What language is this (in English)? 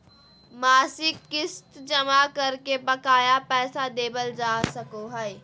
Magahi